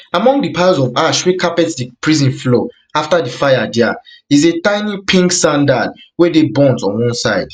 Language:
Nigerian Pidgin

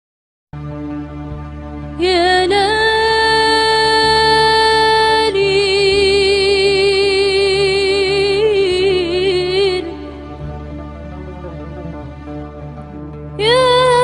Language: Arabic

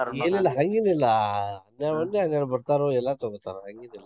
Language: Kannada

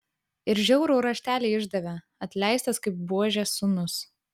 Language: Lithuanian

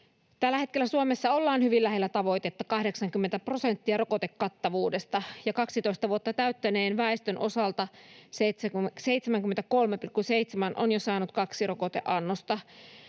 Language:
Finnish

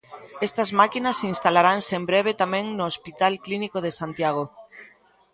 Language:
Galician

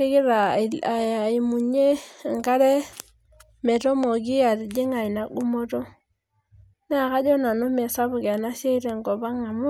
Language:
Masai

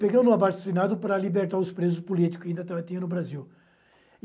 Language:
Portuguese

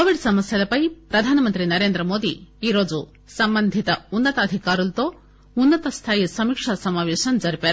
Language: Telugu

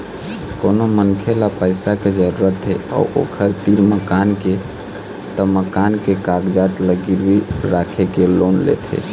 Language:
Chhattisgarhi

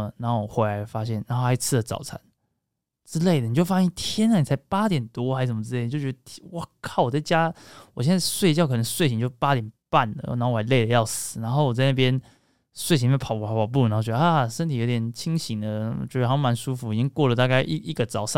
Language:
Chinese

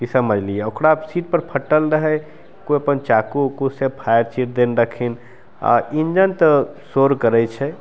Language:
Maithili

